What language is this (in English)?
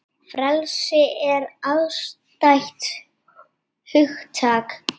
Icelandic